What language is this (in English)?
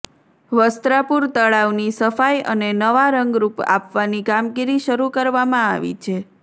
Gujarati